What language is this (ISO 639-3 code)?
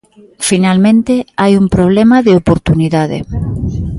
glg